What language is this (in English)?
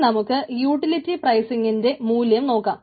Malayalam